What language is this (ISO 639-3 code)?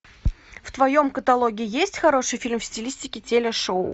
rus